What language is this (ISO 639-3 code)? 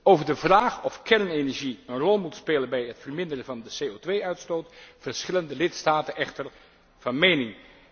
nld